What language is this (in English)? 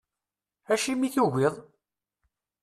Kabyle